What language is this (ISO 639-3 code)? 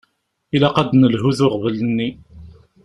kab